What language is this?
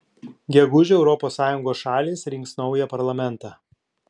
Lithuanian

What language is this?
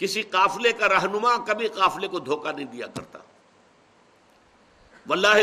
Urdu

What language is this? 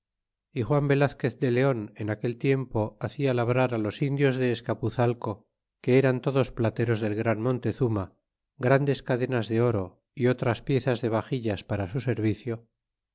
Spanish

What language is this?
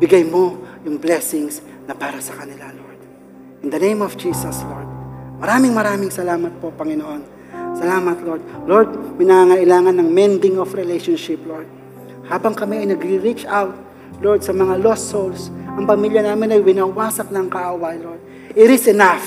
Filipino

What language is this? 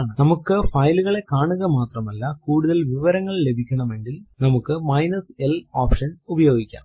Malayalam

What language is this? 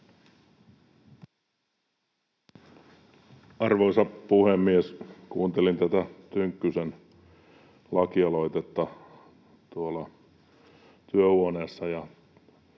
Finnish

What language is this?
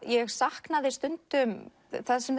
Icelandic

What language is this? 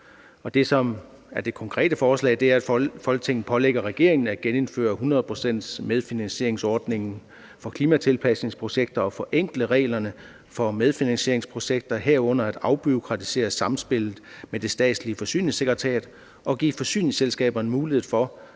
Danish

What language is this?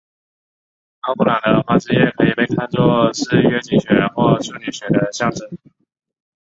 Chinese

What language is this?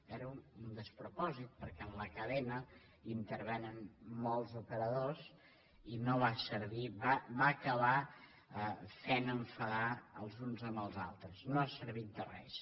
Catalan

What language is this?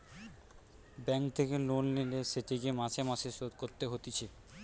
Bangla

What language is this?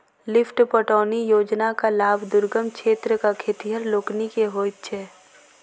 Maithili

